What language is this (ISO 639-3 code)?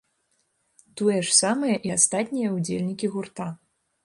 bel